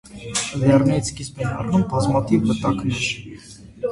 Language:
Armenian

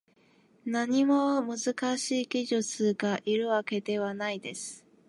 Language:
Japanese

